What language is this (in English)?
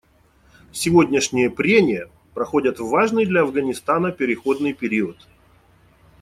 Russian